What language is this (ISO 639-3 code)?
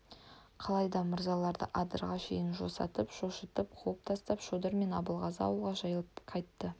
kaz